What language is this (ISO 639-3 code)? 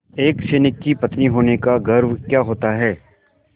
hin